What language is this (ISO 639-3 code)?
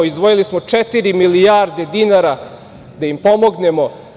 srp